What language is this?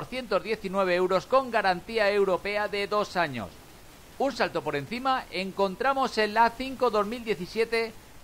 Spanish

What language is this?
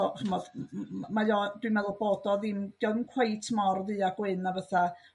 Welsh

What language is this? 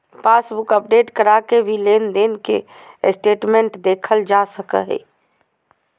Magahi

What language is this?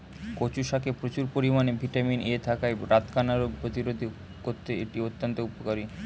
Bangla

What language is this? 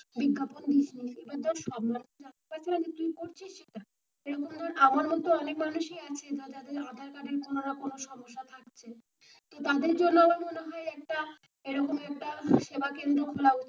Bangla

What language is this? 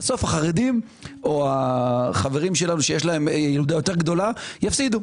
Hebrew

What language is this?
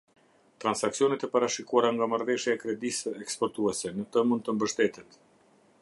Albanian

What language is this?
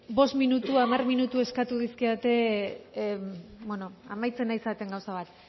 Basque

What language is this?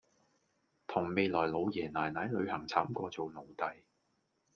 Cantonese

